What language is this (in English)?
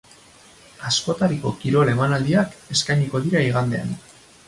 Basque